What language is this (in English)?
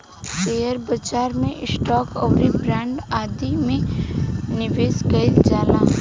Bhojpuri